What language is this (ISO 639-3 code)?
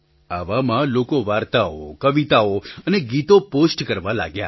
guj